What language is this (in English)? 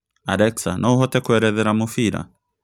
Kikuyu